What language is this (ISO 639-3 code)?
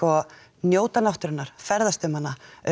isl